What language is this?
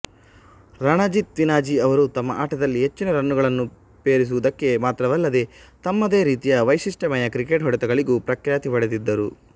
Kannada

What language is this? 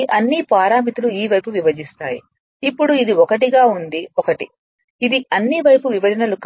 Telugu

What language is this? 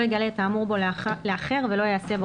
Hebrew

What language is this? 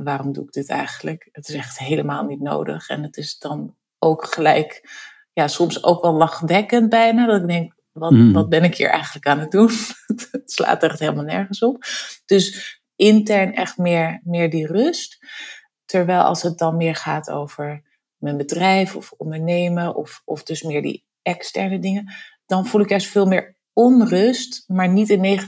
Dutch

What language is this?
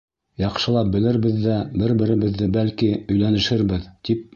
Bashkir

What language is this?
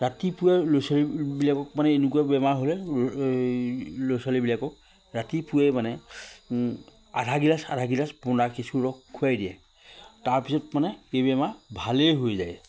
Assamese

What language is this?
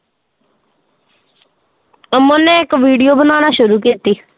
Punjabi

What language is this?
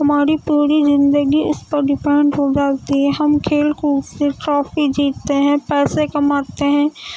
Urdu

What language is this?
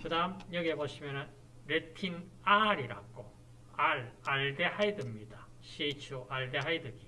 Korean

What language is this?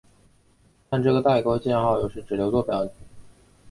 Chinese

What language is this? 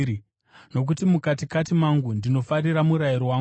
Shona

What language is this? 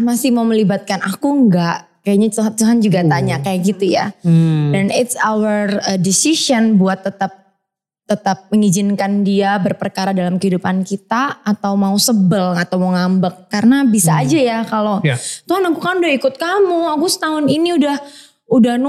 Indonesian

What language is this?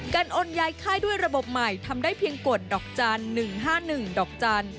Thai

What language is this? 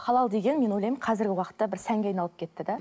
Kazakh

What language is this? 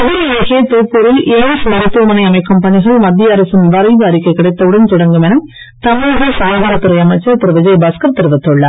Tamil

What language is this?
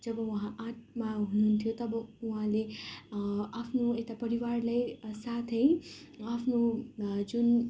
Nepali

